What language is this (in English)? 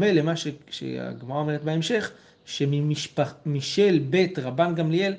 Hebrew